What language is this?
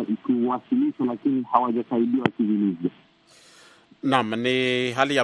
Swahili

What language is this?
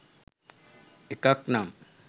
Sinhala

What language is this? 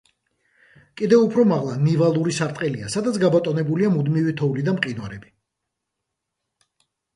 Georgian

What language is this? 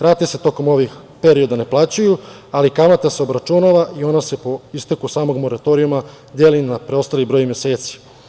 Serbian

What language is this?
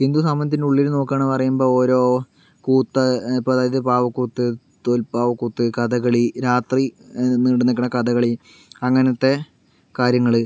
Malayalam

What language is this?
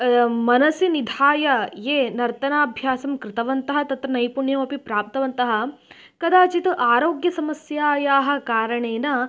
Sanskrit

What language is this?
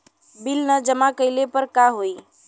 Bhojpuri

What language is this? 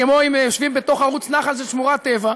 Hebrew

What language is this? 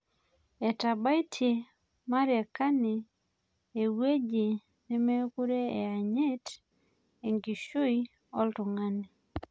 Masai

